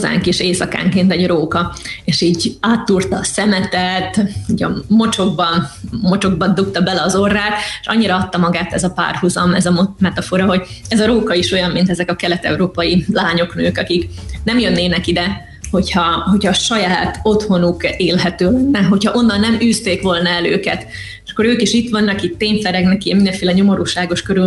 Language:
Hungarian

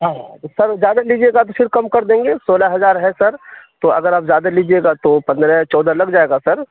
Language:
Urdu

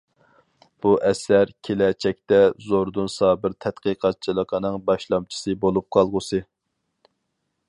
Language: Uyghur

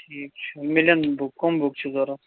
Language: Kashmiri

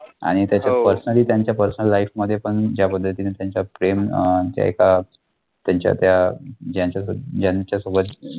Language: Marathi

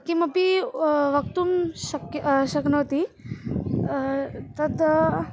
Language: Sanskrit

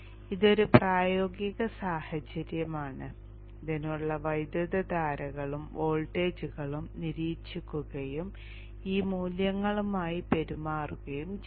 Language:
Malayalam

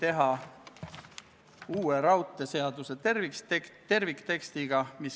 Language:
Estonian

